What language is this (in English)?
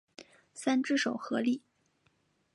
Chinese